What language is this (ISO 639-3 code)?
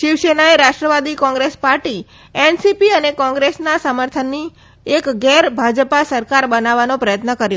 guj